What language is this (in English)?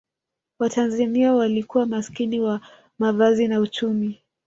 Swahili